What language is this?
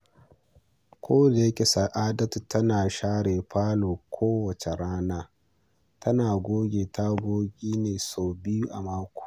Hausa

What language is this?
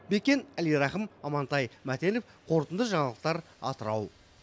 Kazakh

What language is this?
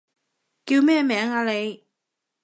Cantonese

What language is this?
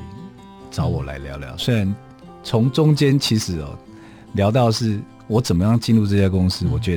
Chinese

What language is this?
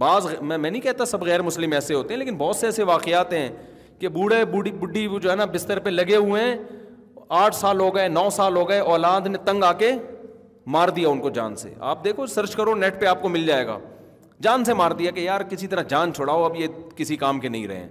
Urdu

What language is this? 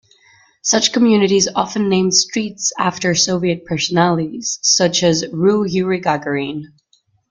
English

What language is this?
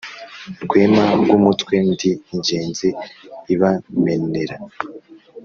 Kinyarwanda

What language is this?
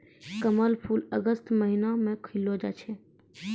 Maithili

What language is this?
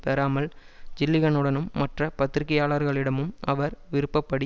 Tamil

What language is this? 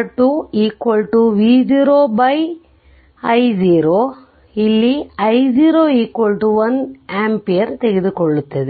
Kannada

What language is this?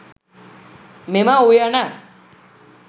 Sinhala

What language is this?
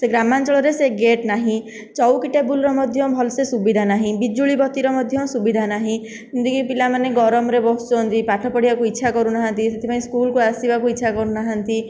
Odia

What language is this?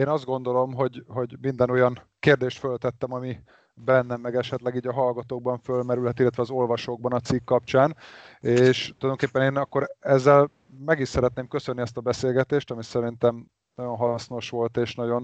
Hungarian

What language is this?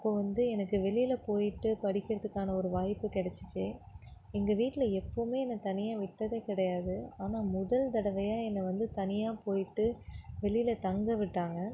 Tamil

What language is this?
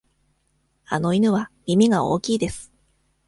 Japanese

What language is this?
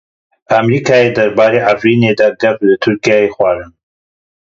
Kurdish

